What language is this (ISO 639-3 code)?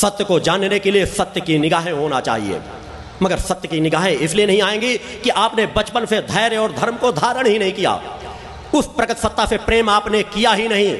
hin